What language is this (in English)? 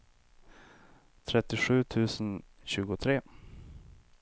Swedish